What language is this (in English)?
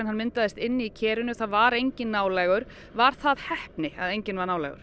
Icelandic